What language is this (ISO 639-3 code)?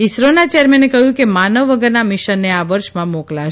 guj